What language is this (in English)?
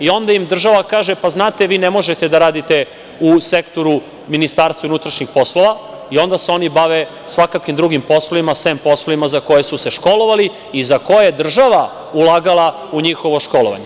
Serbian